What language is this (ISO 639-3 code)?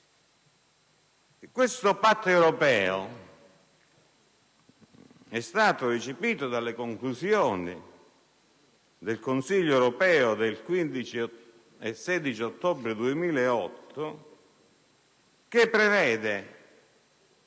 ita